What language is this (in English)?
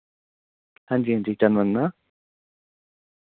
Dogri